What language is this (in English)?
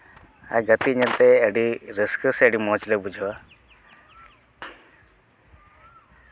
Santali